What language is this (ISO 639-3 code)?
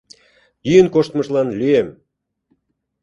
chm